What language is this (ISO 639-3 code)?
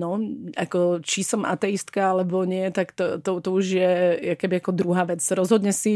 ces